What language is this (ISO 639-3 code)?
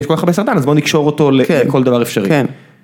heb